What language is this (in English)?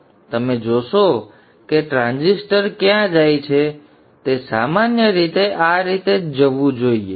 Gujarati